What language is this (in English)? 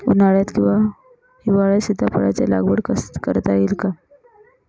Marathi